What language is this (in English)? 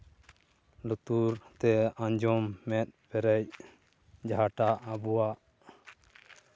Santali